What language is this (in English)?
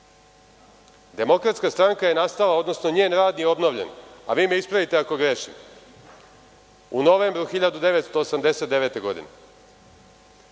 Serbian